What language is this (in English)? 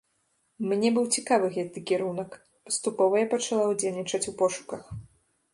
Belarusian